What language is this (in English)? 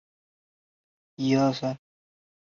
Chinese